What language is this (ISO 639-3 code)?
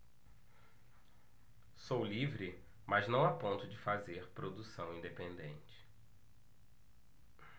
por